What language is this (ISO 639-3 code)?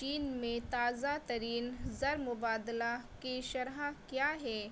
urd